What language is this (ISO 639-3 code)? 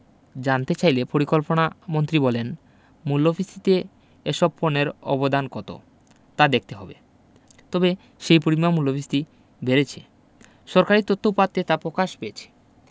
ben